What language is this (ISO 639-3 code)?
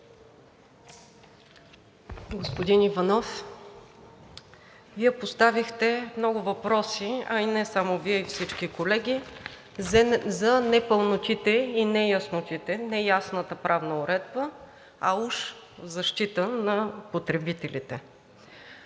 bul